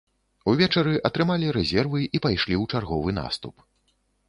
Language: Belarusian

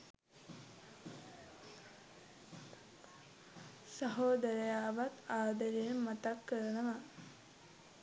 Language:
Sinhala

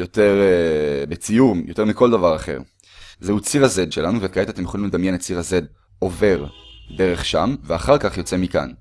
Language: Hebrew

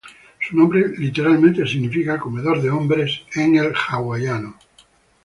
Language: Spanish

